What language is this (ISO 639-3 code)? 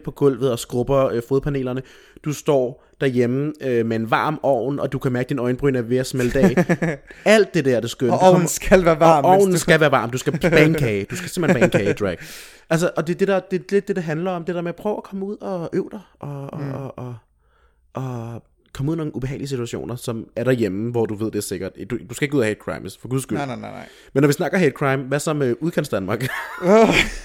dan